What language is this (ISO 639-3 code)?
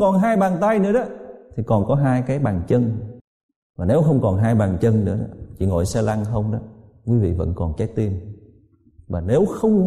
vie